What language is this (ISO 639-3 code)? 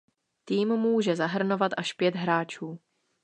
ces